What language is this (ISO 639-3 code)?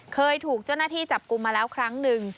tha